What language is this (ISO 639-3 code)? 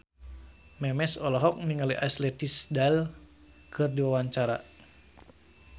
sun